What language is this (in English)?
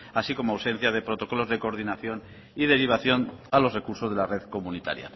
Spanish